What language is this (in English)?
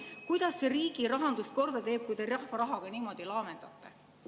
Estonian